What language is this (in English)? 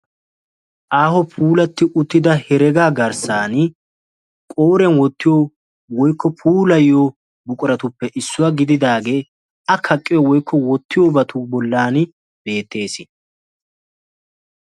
Wolaytta